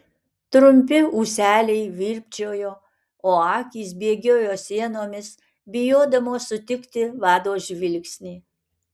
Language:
Lithuanian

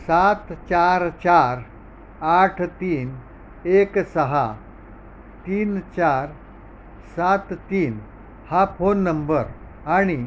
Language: Marathi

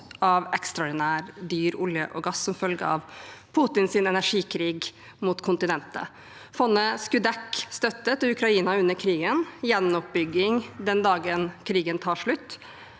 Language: Norwegian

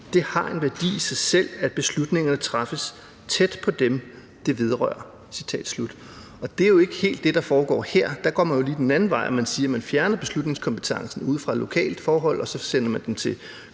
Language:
Danish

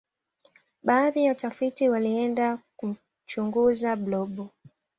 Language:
Swahili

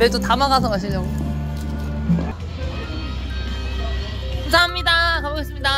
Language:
Korean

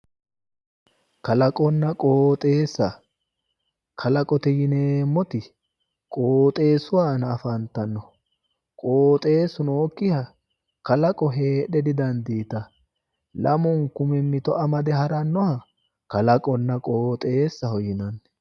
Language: Sidamo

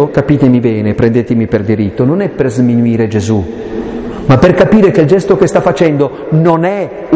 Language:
Italian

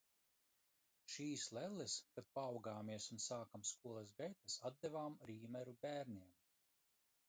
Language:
Latvian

